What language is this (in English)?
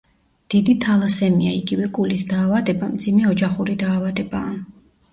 Georgian